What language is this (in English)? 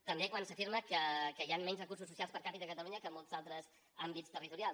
Catalan